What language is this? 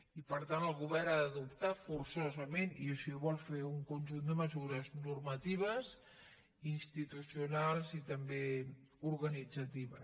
Catalan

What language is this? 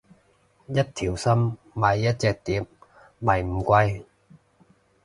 Cantonese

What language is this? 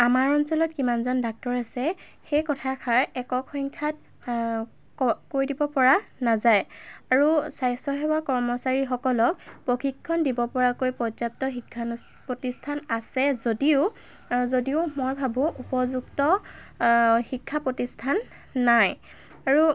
Assamese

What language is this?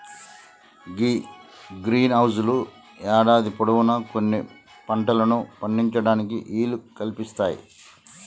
Telugu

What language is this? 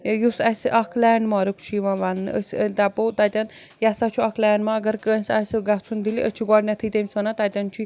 Kashmiri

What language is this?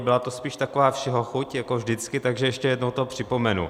Czech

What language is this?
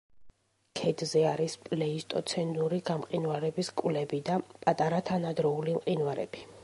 Georgian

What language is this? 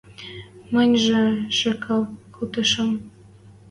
Western Mari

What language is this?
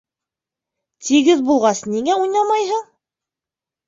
Bashkir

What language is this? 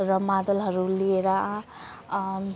Nepali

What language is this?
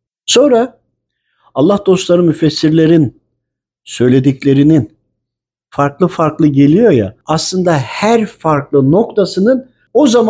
Turkish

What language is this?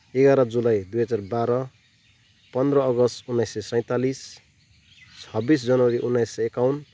Nepali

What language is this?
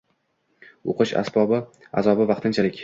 Uzbek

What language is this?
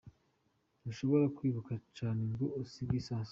Kinyarwanda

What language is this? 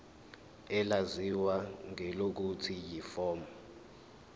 Zulu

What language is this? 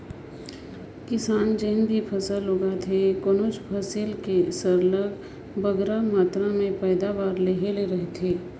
Chhattisgarhi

